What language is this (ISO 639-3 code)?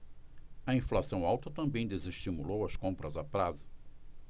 por